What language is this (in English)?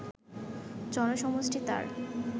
Bangla